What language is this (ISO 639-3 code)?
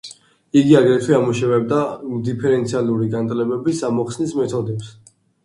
kat